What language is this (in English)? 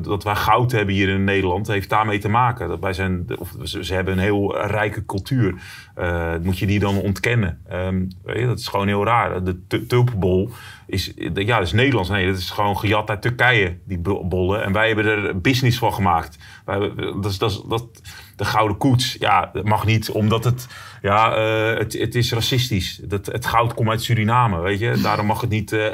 Dutch